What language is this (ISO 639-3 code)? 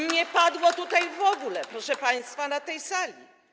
pol